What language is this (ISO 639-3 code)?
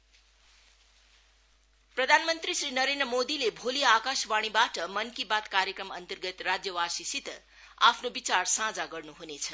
nep